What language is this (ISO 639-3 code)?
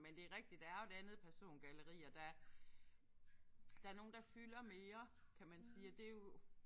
dan